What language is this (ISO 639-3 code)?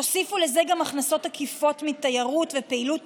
heb